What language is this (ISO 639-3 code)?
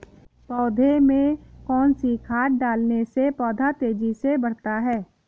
hin